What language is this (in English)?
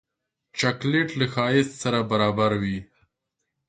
Pashto